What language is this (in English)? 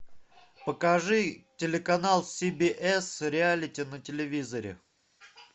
Russian